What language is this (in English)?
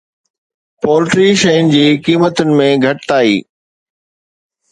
Sindhi